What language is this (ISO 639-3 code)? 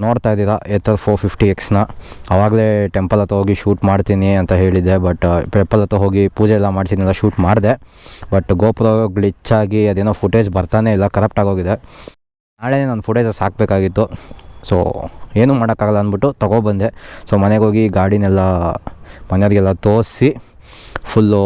kan